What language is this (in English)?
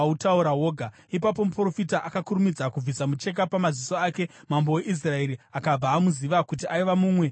Shona